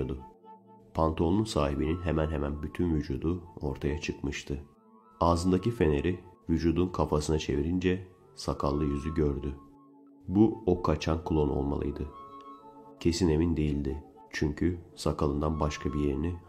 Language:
Turkish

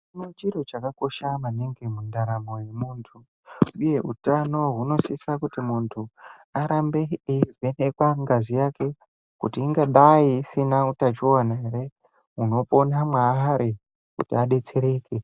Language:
Ndau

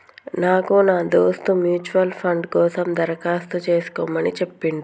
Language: Telugu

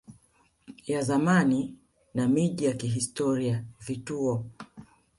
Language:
Swahili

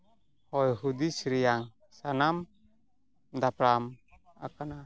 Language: Santali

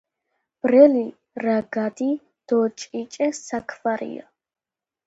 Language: Georgian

